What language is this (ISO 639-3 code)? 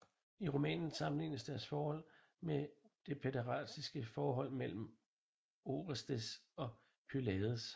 dan